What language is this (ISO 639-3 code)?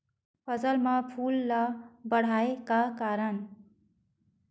hne